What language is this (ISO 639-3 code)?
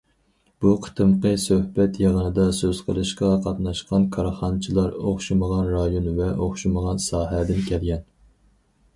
uig